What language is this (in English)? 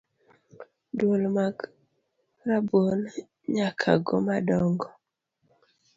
Luo (Kenya and Tanzania)